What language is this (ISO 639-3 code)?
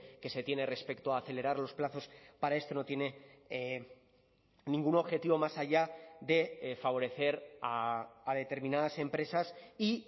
spa